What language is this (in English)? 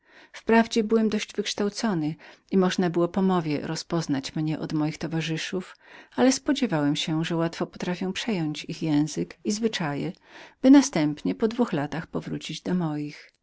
Polish